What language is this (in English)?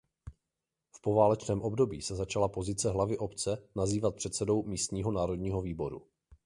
Czech